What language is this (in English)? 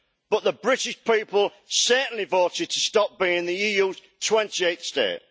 English